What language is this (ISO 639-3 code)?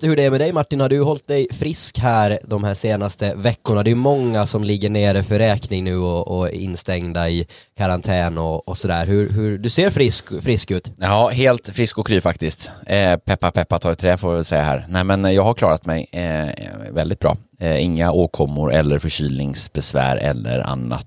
swe